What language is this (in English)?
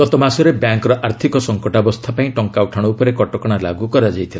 Odia